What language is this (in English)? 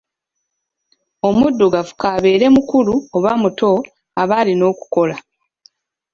Ganda